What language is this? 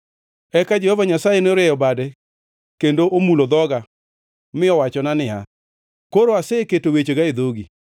Luo (Kenya and Tanzania)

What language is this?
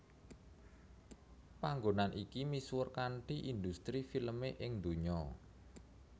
Javanese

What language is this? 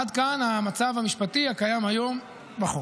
Hebrew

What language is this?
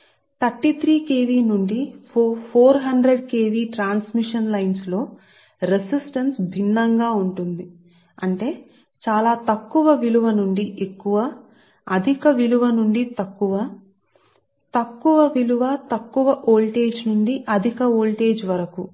Telugu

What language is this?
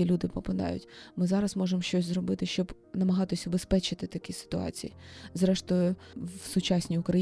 Ukrainian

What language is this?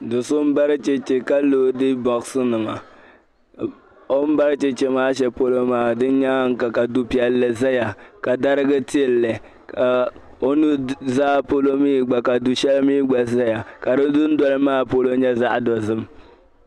Dagbani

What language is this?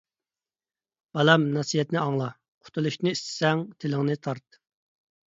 Uyghur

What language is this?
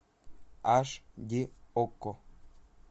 Russian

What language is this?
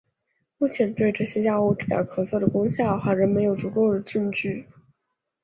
Chinese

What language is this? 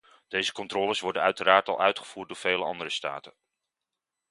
Dutch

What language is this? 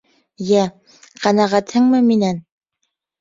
Bashkir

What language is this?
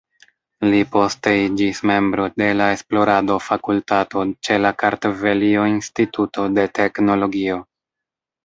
Esperanto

